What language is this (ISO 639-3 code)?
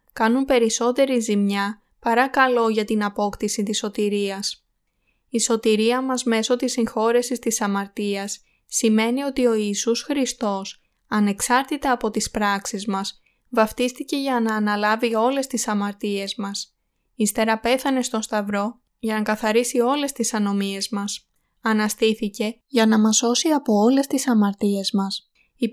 ell